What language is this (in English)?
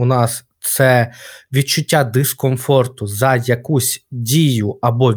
Ukrainian